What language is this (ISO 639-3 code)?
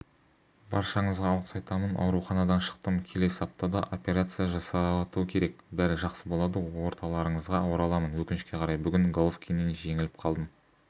kaz